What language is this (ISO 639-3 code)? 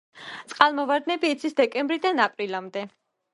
kat